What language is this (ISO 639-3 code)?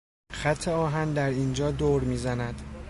fas